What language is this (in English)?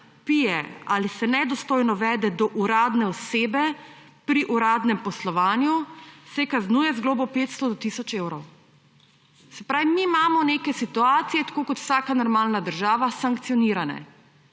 Slovenian